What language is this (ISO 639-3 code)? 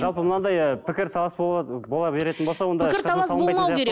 kaz